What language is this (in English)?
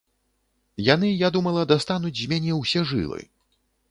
Belarusian